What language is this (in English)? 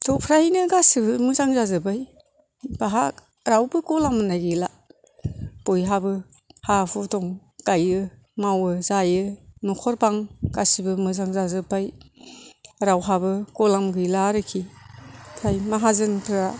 Bodo